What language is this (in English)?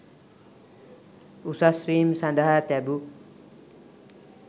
Sinhala